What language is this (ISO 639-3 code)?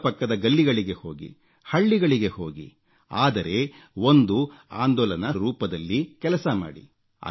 kan